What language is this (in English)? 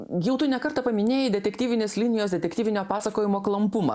Lithuanian